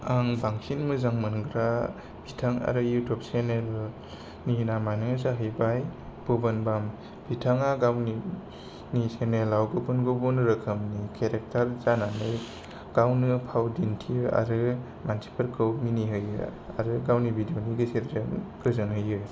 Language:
Bodo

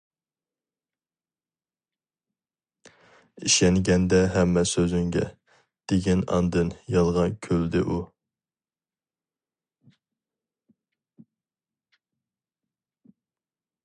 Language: Uyghur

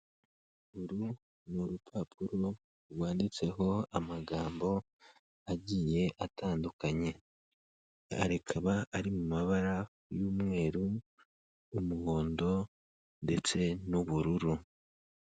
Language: Kinyarwanda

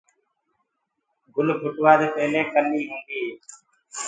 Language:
Gurgula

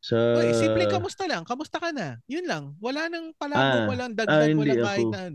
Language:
Filipino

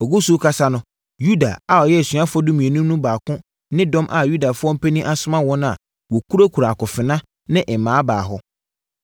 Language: Akan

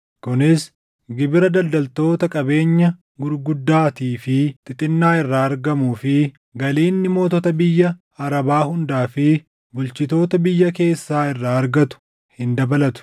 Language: Oromo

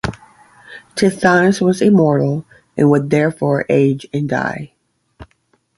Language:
English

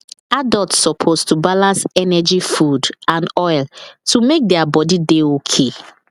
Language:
Nigerian Pidgin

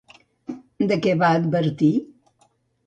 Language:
Catalan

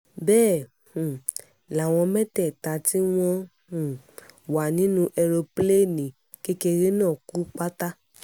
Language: Yoruba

